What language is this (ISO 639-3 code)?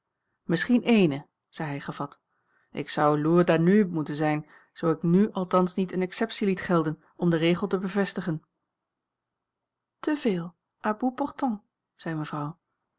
nld